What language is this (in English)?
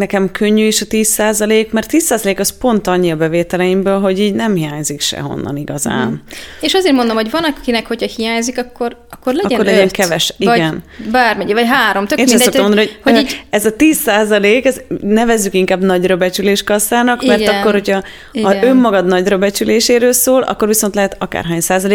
Hungarian